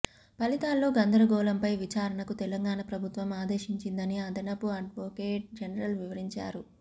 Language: Telugu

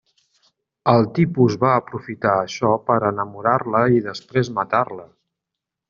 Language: Catalan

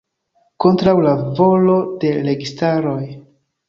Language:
Esperanto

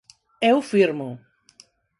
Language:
Galician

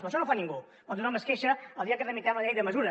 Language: Catalan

